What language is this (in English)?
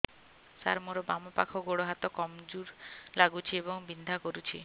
Odia